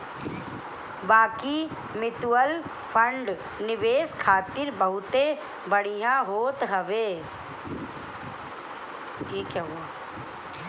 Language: Bhojpuri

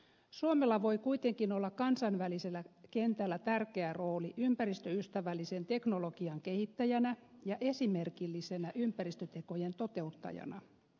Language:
Finnish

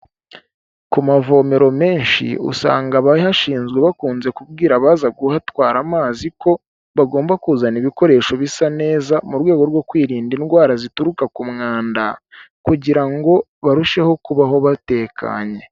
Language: Kinyarwanda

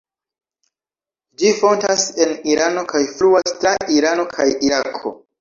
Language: Esperanto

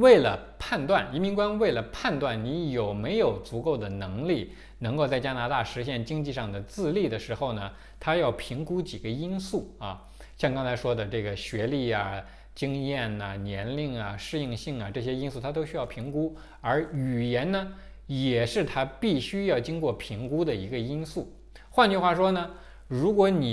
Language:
Chinese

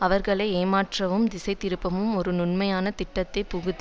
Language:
Tamil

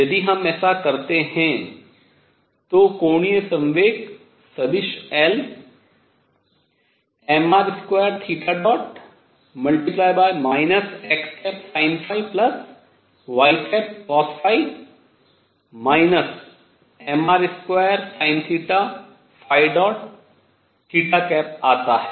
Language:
Hindi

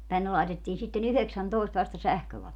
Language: Finnish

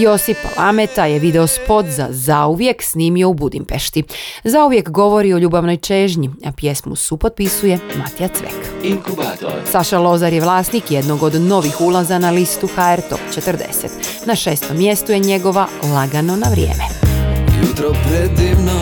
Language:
Croatian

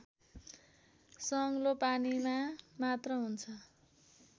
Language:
Nepali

